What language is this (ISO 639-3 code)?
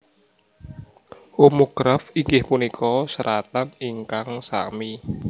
jav